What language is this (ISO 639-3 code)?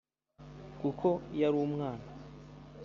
kin